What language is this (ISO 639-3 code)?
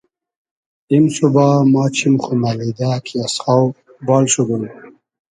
haz